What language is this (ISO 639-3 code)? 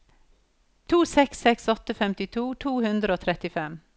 nor